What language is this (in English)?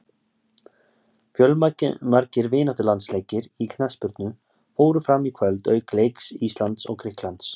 Icelandic